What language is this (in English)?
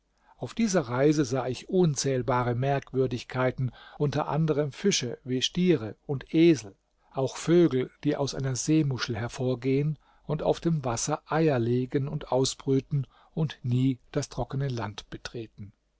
German